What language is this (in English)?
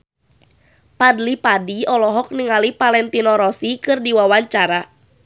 Sundanese